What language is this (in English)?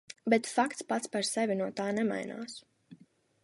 Latvian